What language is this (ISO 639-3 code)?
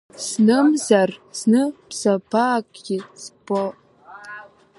abk